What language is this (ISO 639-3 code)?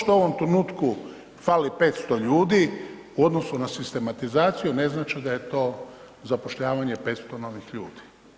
hrv